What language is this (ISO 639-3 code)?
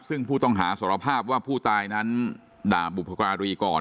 tha